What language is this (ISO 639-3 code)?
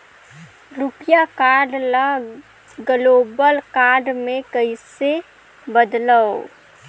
hne